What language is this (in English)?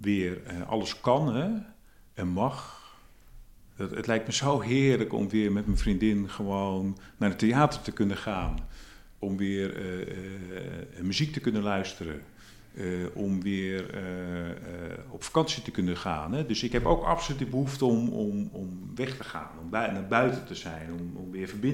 Dutch